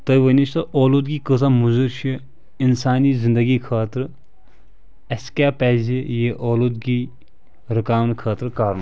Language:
Kashmiri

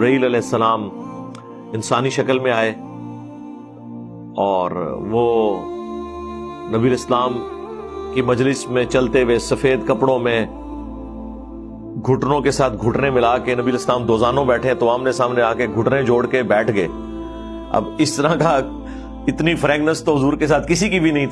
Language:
Urdu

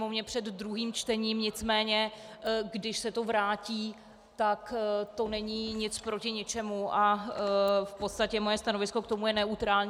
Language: Czech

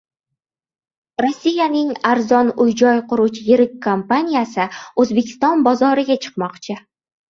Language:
Uzbek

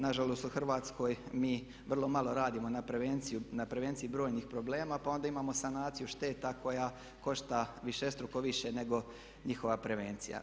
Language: Croatian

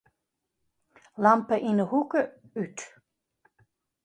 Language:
Western Frisian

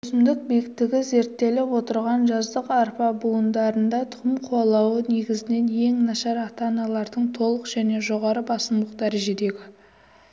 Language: Kazakh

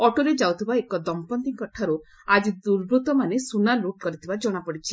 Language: Odia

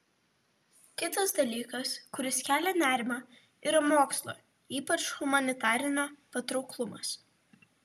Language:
Lithuanian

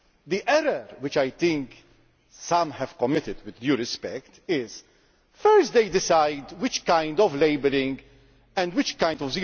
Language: English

